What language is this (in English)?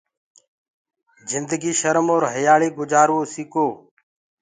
Gurgula